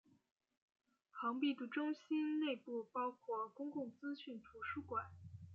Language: Chinese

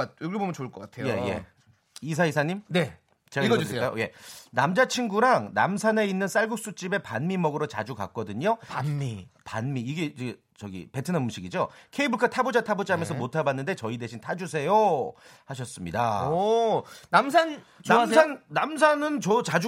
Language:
Korean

